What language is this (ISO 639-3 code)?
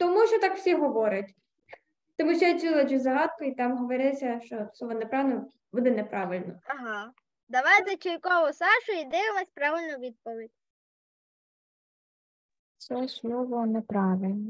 ukr